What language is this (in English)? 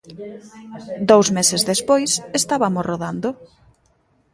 Galician